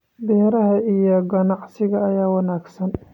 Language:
Somali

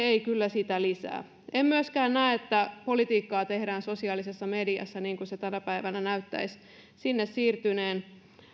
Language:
Finnish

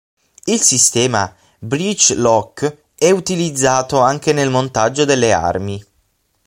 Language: Italian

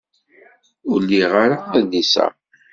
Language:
Kabyle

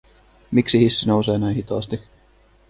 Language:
Finnish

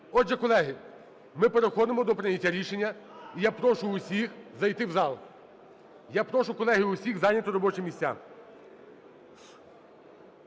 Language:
Ukrainian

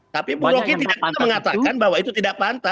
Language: Indonesian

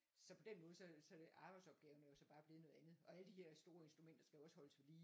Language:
Danish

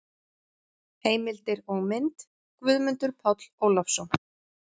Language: Icelandic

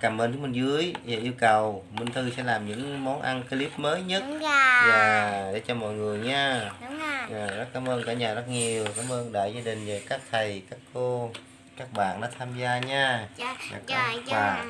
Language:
Vietnamese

